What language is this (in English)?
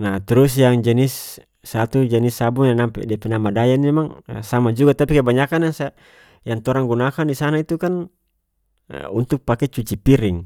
North Moluccan Malay